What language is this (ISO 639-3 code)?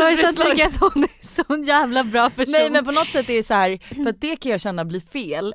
swe